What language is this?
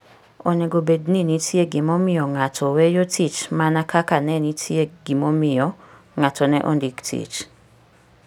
Luo (Kenya and Tanzania)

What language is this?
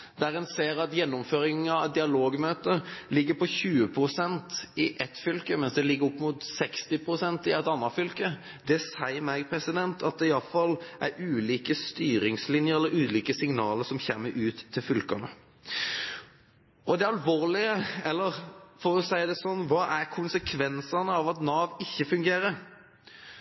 Norwegian Bokmål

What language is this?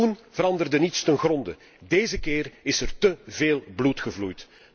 Dutch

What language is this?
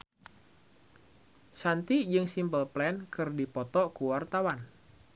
Sundanese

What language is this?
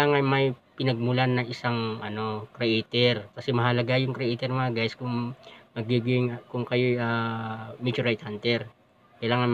Filipino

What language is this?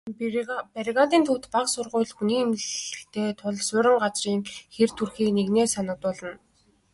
Mongolian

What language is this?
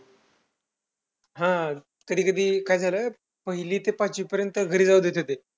Marathi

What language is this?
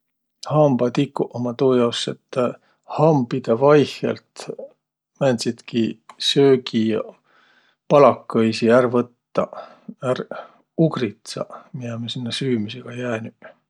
Võro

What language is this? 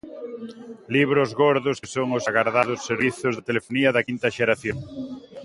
Galician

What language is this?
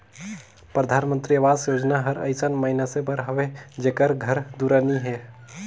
Chhattisgarhi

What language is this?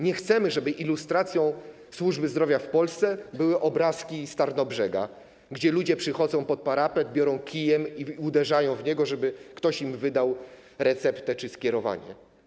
Polish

